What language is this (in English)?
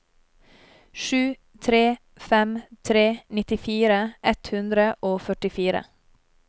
Norwegian